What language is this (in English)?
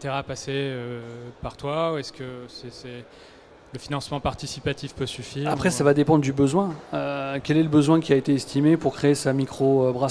French